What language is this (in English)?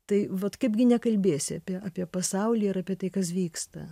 Lithuanian